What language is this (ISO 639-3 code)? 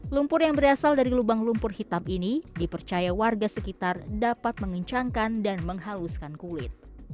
ind